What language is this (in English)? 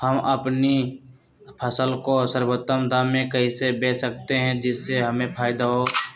Magahi